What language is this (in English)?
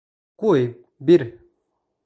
Bashkir